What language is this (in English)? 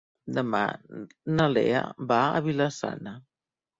Catalan